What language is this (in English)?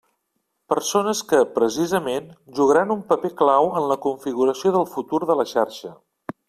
Catalan